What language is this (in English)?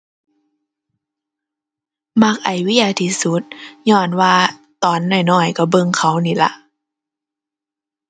Thai